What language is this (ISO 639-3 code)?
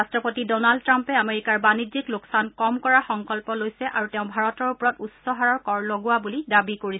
asm